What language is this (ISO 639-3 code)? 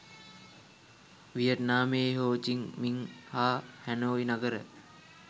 sin